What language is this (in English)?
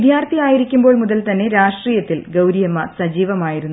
Malayalam